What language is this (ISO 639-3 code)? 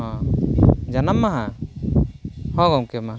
sat